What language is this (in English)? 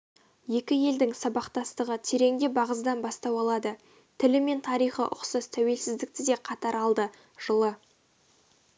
Kazakh